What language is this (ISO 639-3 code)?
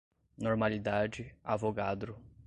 por